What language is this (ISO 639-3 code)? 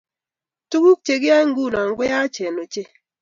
kln